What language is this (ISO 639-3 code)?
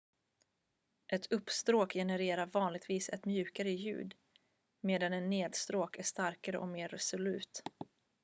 swe